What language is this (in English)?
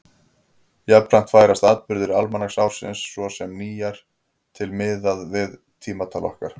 Icelandic